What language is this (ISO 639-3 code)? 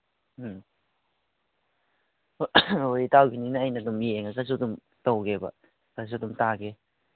mni